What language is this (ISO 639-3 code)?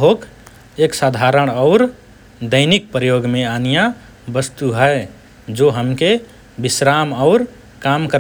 thr